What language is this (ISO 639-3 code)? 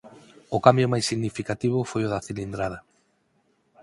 glg